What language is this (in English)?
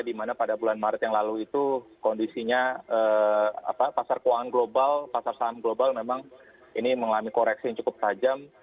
Indonesian